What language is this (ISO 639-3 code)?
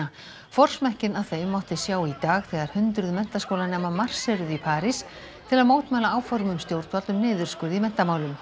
isl